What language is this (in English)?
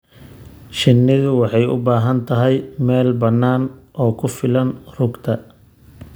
Somali